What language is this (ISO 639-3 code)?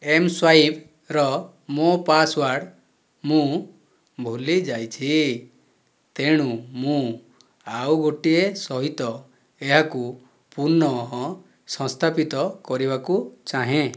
ori